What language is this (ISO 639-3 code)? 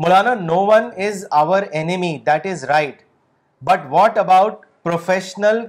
urd